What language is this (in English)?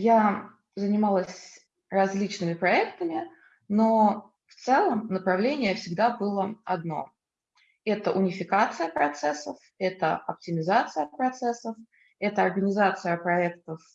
Russian